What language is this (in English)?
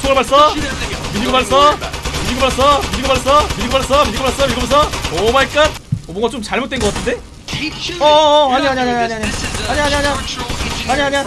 Korean